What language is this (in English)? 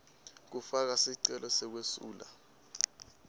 Swati